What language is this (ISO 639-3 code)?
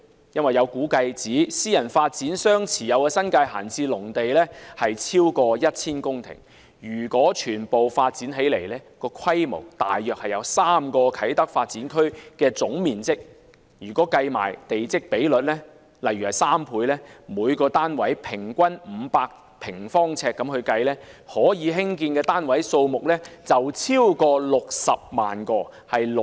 yue